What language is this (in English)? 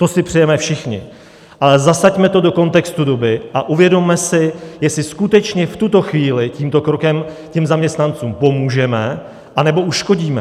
Czech